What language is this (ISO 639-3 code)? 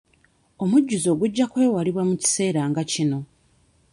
lug